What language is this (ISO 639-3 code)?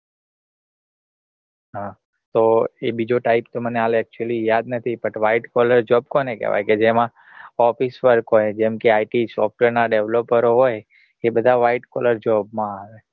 guj